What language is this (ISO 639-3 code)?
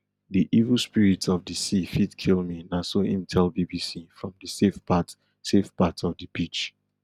pcm